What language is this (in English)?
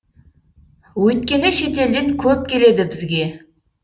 Kazakh